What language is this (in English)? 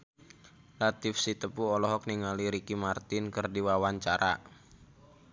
Sundanese